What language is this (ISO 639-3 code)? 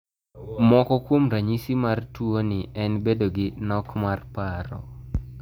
luo